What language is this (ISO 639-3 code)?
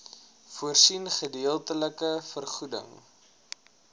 afr